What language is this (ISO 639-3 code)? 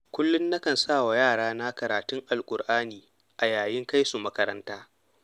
hau